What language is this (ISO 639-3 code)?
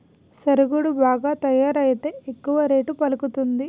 tel